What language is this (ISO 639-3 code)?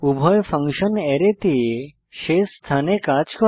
ben